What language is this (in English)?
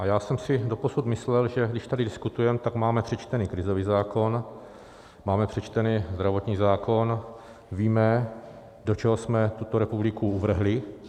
Czech